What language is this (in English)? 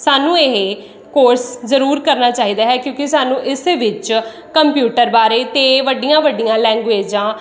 Punjabi